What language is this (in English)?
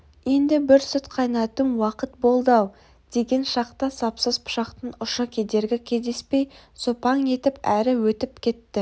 Kazakh